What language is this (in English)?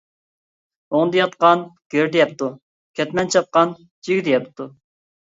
Uyghur